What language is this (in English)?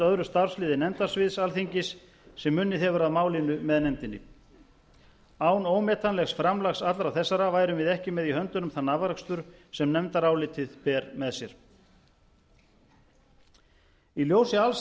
Icelandic